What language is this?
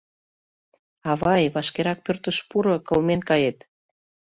Mari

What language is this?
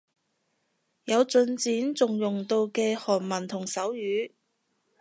Cantonese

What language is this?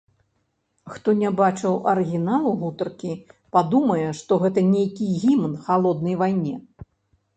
Belarusian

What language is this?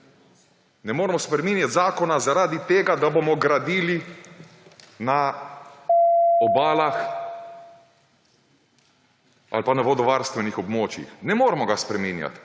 Slovenian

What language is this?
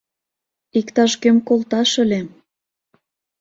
Mari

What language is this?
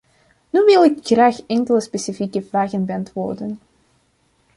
Dutch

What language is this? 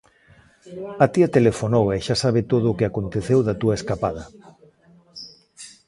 Galician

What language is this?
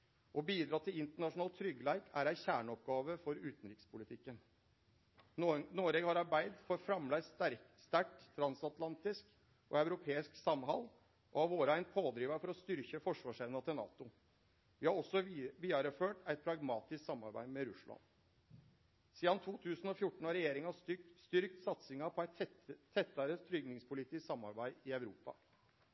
Norwegian Nynorsk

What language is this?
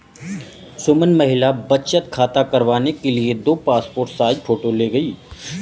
Hindi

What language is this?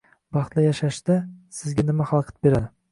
Uzbek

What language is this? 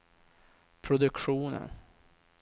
Swedish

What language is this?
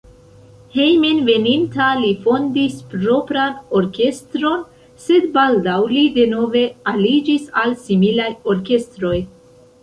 Esperanto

